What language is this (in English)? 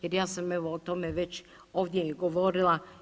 Croatian